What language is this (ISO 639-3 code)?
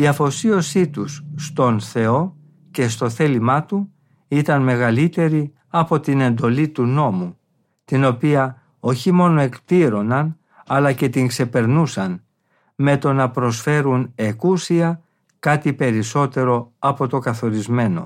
ell